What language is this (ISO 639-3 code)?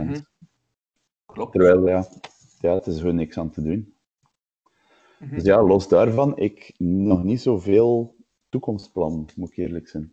nld